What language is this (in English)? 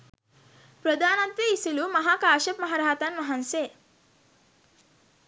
Sinhala